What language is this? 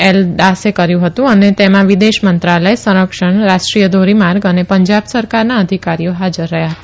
Gujarati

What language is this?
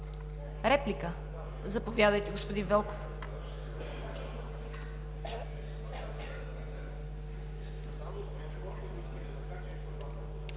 Bulgarian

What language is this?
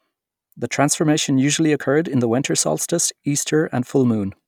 English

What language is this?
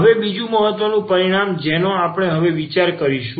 Gujarati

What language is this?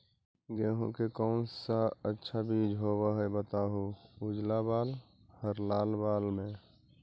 Magahi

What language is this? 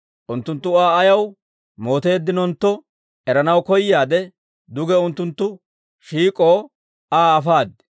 Dawro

